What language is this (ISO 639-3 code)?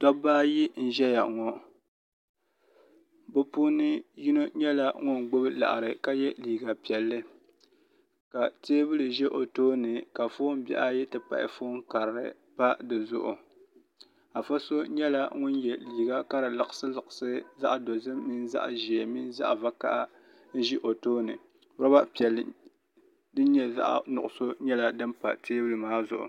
dag